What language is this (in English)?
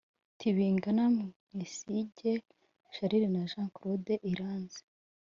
Kinyarwanda